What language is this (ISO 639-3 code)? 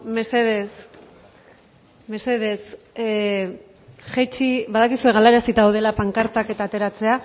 eus